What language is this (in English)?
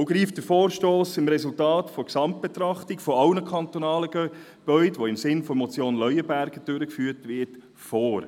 Swiss German